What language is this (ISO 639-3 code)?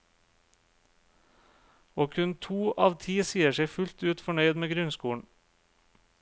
nor